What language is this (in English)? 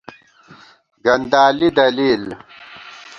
Gawar-Bati